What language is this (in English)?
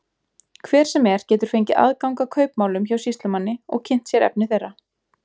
Icelandic